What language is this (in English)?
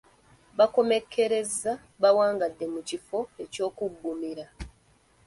Ganda